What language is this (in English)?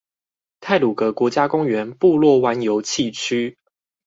Chinese